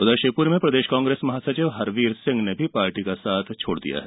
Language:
Hindi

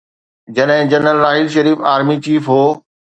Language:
Sindhi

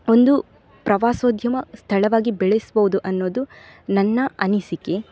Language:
Kannada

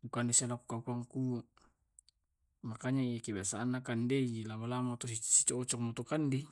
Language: Tae'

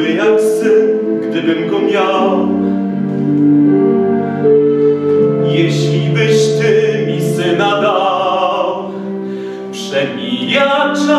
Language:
Romanian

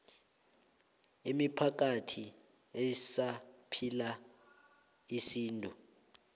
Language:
South Ndebele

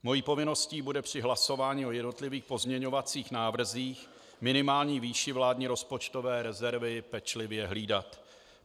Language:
Czech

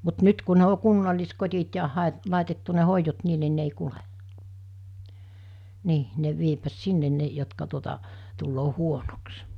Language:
Finnish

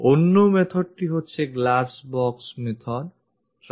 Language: Bangla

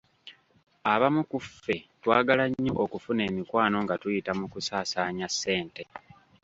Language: Ganda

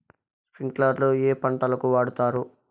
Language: Telugu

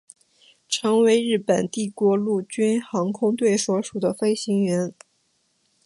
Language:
Chinese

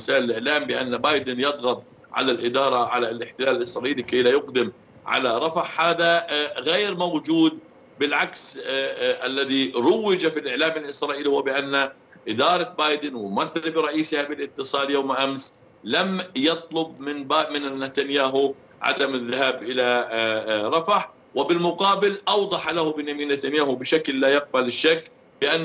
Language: Arabic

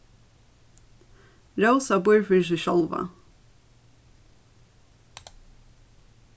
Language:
Faroese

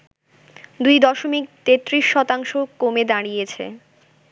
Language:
Bangla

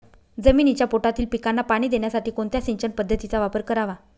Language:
Marathi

